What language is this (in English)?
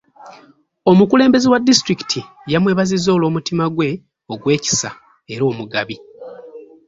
Ganda